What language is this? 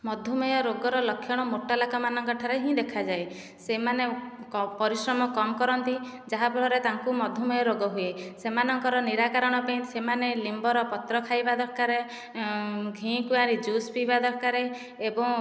Odia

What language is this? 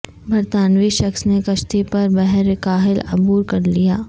Urdu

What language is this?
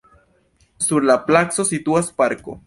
Esperanto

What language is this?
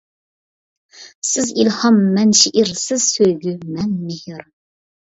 Uyghur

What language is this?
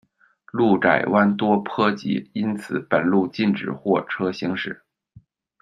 Chinese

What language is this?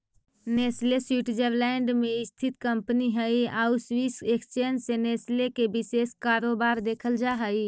Magahi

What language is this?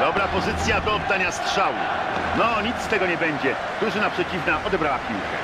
Polish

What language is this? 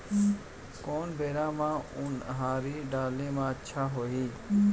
Chhattisgarhi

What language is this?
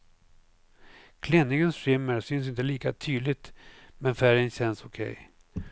Swedish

